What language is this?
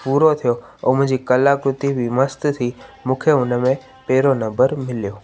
Sindhi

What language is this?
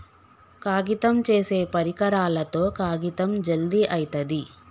Telugu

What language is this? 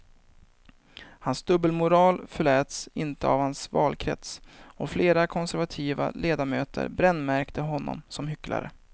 Swedish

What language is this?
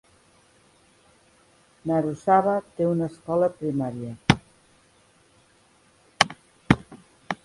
Catalan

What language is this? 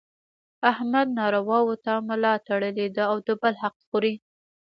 Pashto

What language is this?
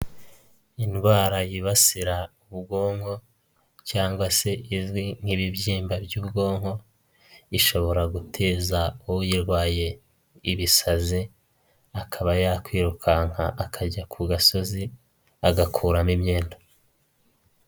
Kinyarwanda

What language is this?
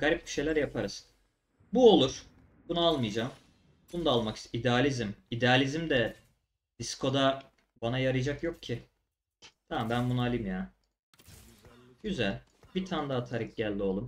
Turkish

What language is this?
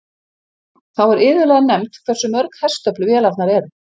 Icelandic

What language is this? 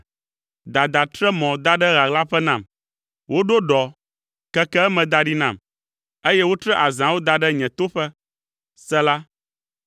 Ewe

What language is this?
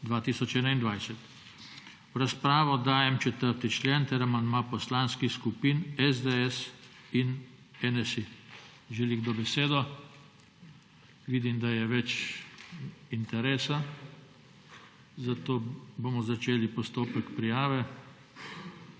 Slovenian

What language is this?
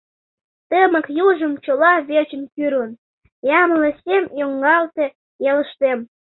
Mari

